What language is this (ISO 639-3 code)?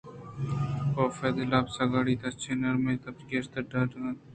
bgp